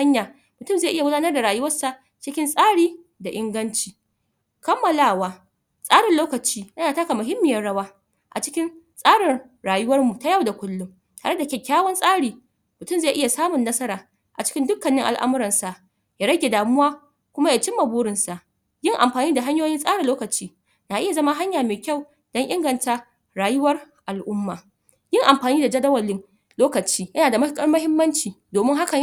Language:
Hausa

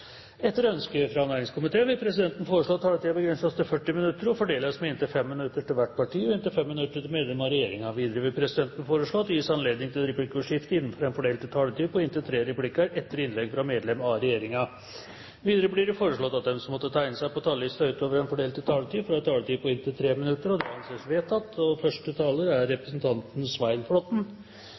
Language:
Norwegian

